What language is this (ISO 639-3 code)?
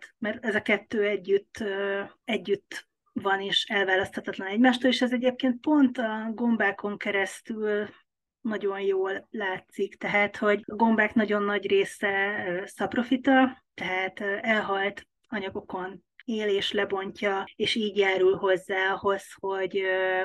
hun